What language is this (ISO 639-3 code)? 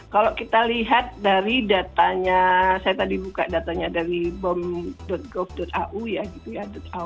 ind